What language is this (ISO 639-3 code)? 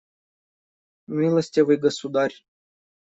rus